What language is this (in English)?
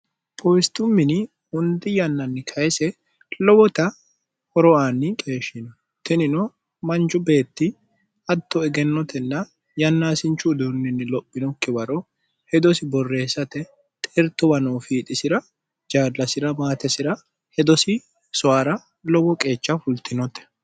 Sidamo